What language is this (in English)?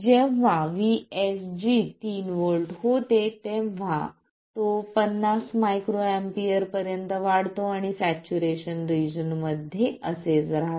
Marathi